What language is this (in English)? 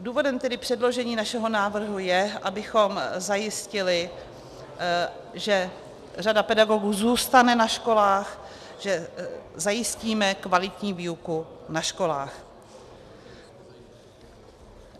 Czech